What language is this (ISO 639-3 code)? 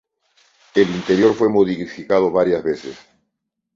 spa